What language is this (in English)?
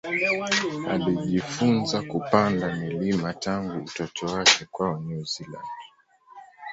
Swahili